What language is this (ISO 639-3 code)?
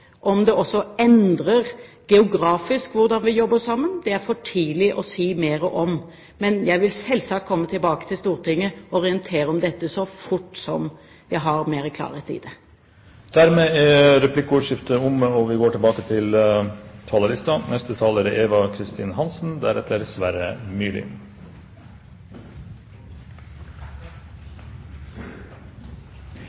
nor